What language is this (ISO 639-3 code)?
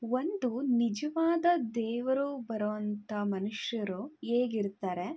kan